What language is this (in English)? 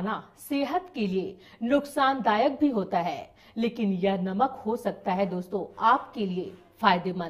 Hindi